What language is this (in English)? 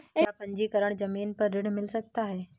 Hindi